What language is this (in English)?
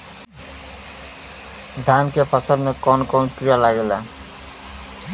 Bhojpuri